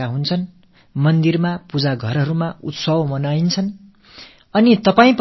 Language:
Tamil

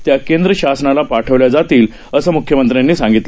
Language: Marathi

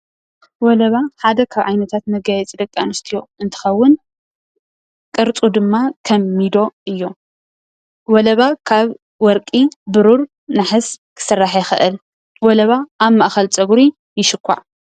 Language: Tigrinya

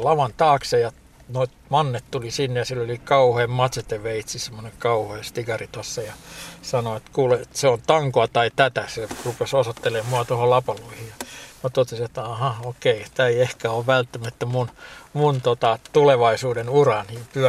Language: Finnish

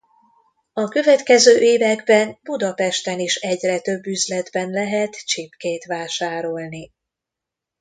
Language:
Hungarian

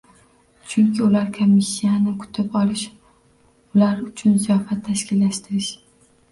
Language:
Uzbek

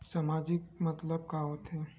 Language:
Chhattisgarhi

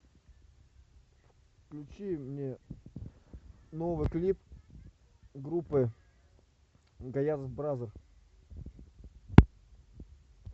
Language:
Russian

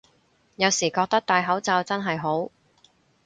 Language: Cantonese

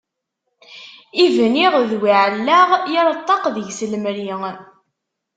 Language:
Kabyle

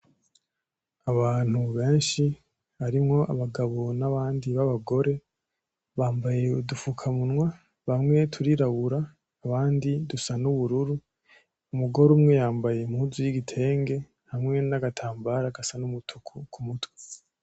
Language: Rundi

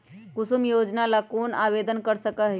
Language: Magahi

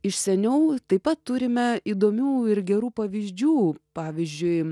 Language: Lithuanian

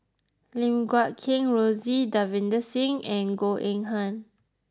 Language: English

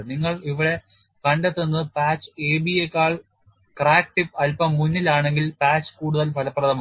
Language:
Malayalam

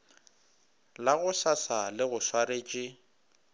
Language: Northern Sotho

